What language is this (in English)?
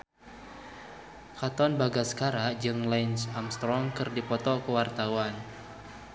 Sundanese